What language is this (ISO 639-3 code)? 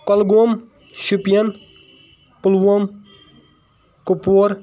kas